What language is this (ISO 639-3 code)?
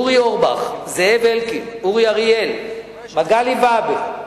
heb